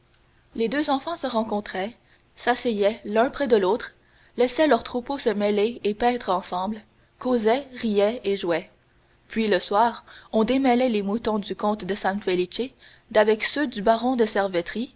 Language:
French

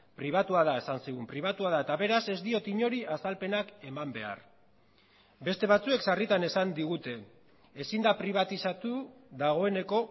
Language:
Basque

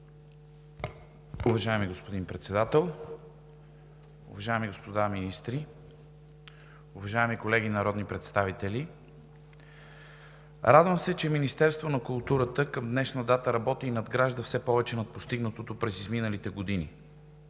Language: Bulgarian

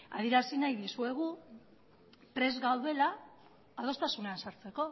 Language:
Basque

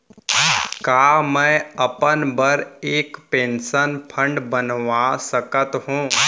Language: Chhattisgarhi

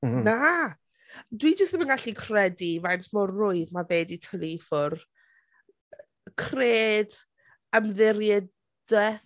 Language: Welsh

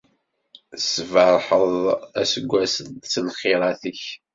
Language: Kabyle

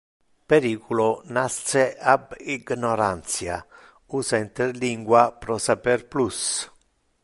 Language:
Interlingua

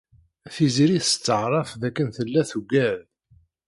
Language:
Kabyle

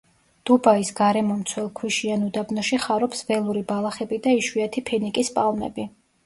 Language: Georgian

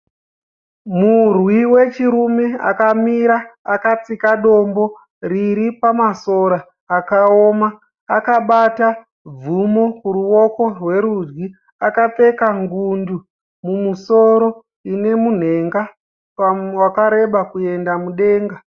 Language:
Shona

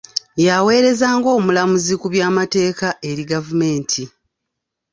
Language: Ganda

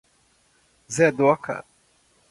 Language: Portuguese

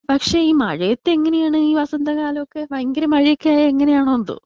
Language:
Malayalam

